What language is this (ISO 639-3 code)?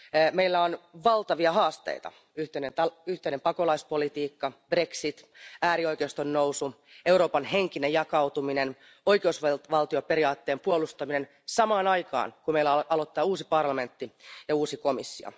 fin